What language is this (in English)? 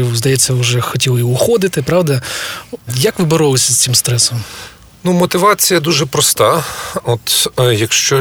Ukrainian